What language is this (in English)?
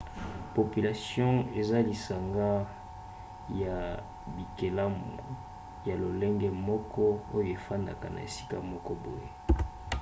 Lingala